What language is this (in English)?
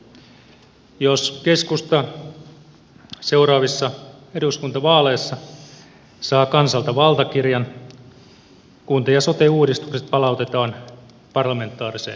Finnish